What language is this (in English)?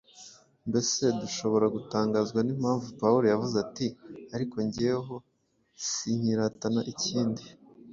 Kinyarwanda